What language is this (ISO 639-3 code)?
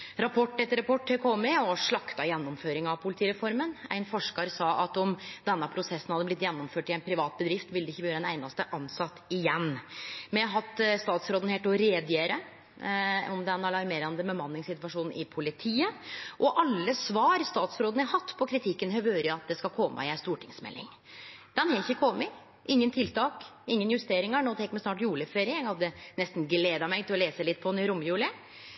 nno